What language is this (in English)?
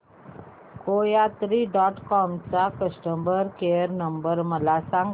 Marathi